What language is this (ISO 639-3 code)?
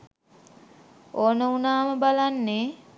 sin